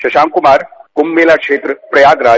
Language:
Hindi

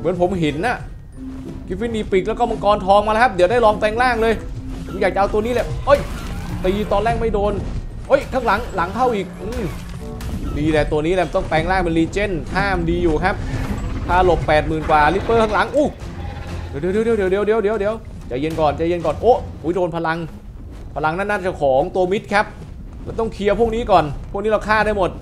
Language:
Thai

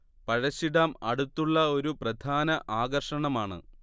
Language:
Malayalam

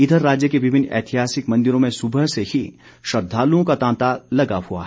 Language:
Hindi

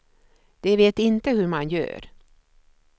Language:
Swedish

